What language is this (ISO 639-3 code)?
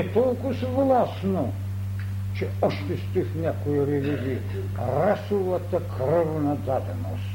bul